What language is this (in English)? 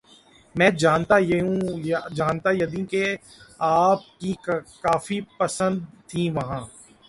Urdu